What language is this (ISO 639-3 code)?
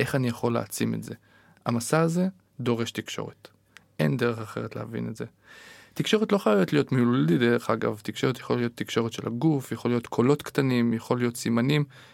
heb